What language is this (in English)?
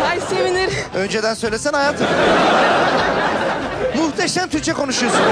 Turkish